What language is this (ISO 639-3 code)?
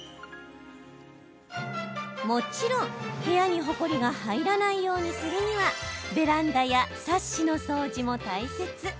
jpn